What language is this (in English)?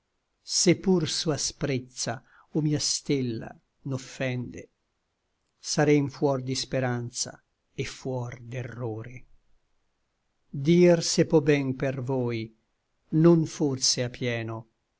Italian